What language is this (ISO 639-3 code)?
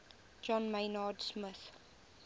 eng